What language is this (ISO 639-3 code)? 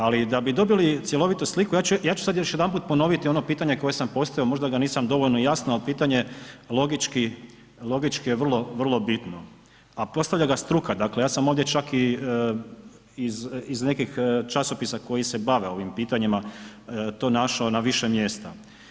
hrv